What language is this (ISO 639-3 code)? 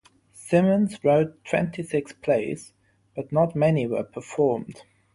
eng